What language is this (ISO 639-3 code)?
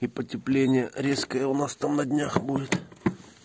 rus